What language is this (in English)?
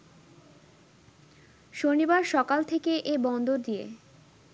Bangla